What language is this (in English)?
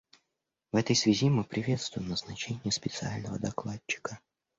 Russian